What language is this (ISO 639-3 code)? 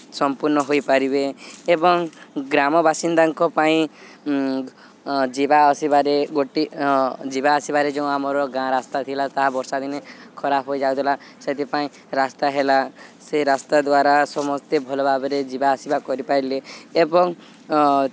ori